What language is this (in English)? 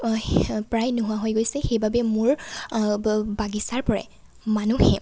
Assamese